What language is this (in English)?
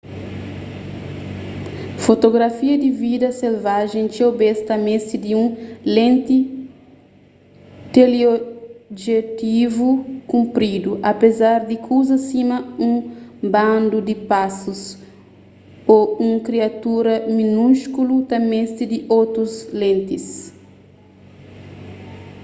Kabuverdianu